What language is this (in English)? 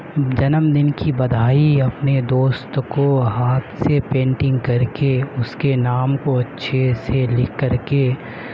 Urdu